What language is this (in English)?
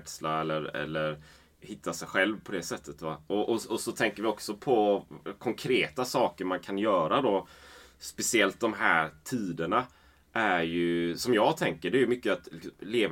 Swedish